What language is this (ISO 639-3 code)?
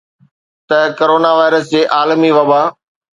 snd